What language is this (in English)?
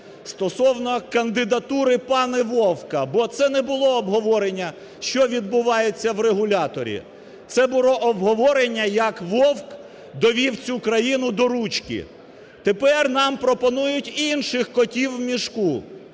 Ukrainian